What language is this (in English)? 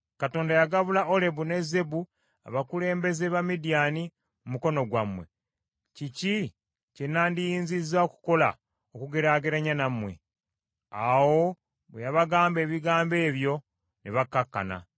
Ganda